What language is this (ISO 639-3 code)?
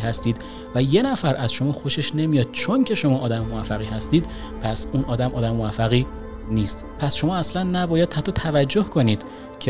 fas